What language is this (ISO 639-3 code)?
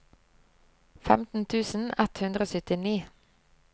nor